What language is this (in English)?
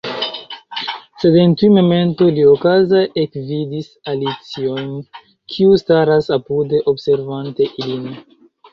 Esperanto